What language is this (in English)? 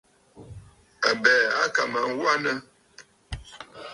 Bafut